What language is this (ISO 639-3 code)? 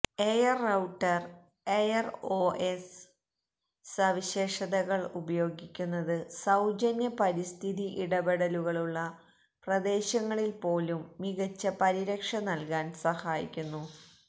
mal